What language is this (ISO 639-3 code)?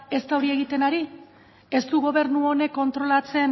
eus